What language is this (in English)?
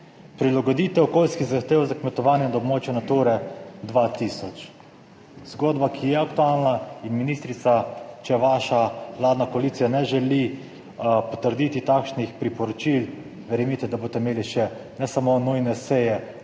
Slovenian